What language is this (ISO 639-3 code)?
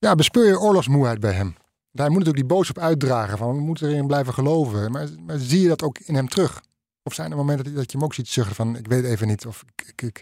nld